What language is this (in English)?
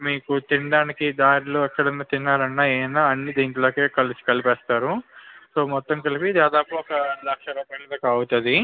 Telugu